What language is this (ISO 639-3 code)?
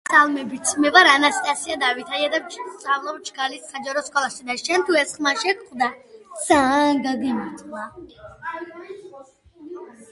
kat